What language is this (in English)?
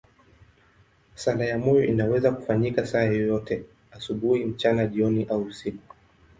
Swahili